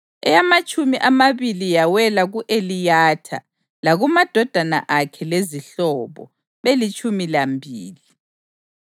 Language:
North Ndebele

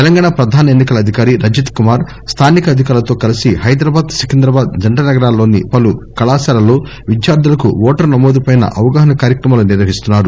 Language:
Telugu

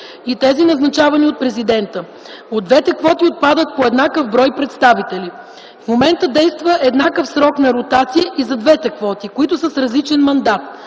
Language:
Bulgarian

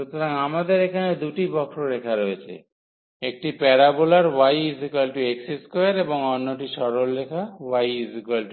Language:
Bangla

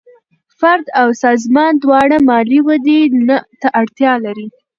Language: Pashto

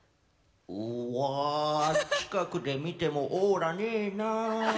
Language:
Japanese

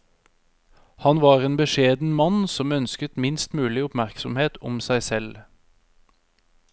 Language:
Norwegian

